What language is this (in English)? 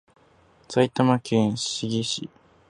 Japanese